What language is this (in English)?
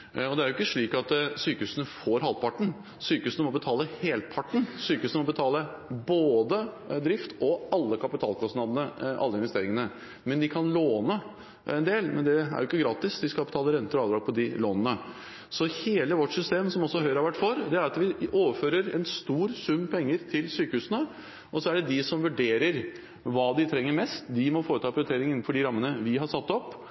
Norwegian Bokmål